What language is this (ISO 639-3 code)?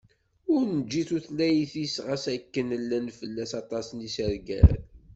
kab